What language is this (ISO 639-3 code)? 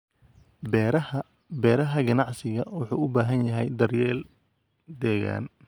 som